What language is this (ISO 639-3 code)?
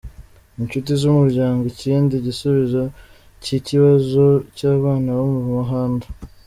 kin